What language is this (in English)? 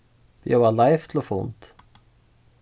Faroese